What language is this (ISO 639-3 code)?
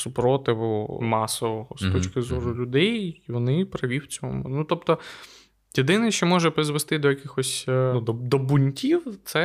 ukr